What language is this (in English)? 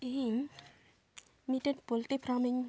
Santali